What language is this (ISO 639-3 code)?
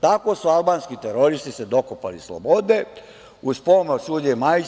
srp